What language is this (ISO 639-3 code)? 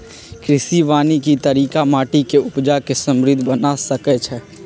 mag